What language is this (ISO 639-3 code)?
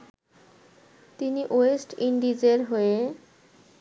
ben